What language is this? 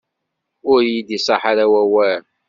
Kabyle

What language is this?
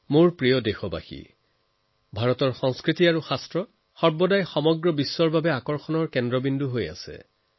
Assamese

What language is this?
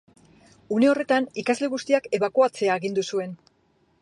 Basque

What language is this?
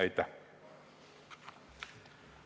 Estonian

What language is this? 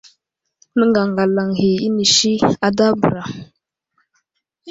Wuzlam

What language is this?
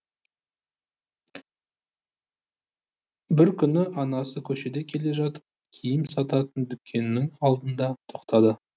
Kazakh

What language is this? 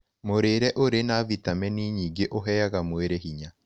Kikuyu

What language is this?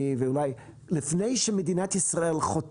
Hebrew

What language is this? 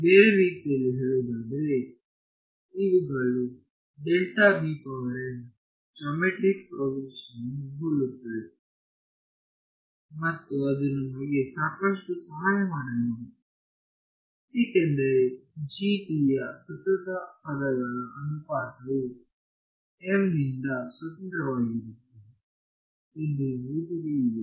Kannada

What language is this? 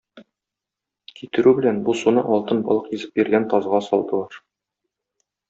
Tatar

